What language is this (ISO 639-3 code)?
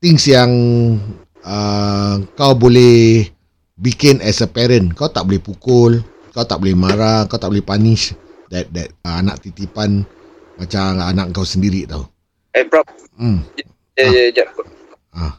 msa